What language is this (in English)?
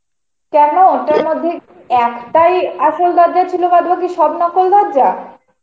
Bangla